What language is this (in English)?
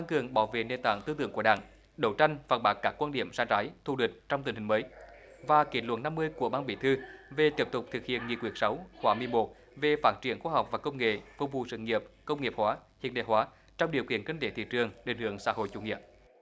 Vietnamese